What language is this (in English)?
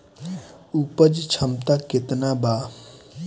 Bhojpuri